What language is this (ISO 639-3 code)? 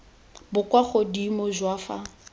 tsn